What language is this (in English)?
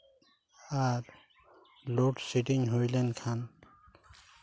Santali